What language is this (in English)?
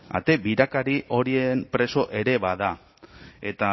Basque